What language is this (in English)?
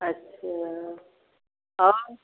Hindi